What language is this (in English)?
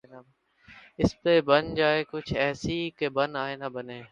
Urdu